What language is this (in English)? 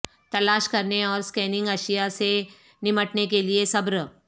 Urdu